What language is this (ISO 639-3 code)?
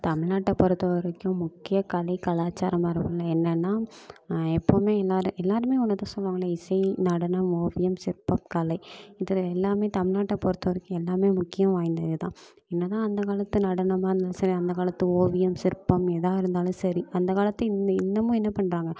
tam